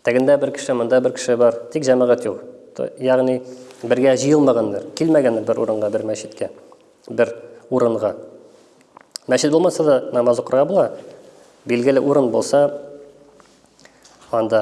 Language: Turkish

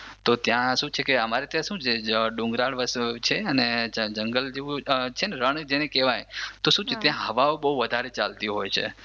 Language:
Gujarati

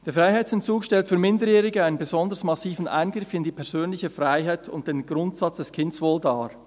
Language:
Swiss German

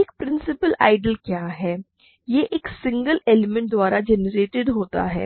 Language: Hindi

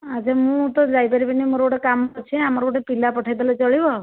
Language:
Odia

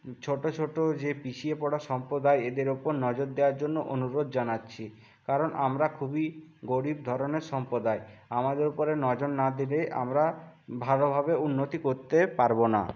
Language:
Bangla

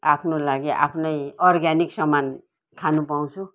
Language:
Nepali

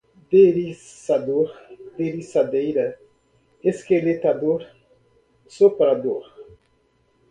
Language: Portuguese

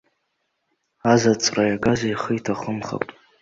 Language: Abkhazian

